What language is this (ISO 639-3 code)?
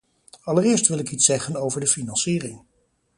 nld